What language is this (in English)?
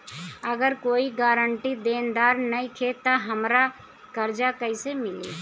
Bhojpuri